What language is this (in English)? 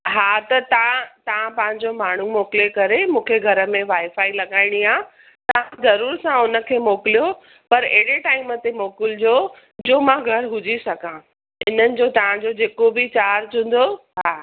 Sindhi